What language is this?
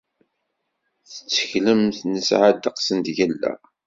Kabyle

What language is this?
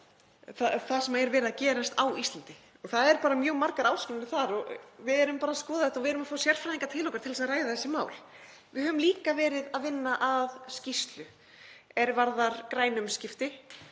Icelandic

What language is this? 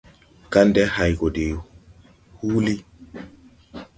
Tupuri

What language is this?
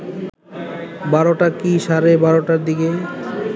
Bangla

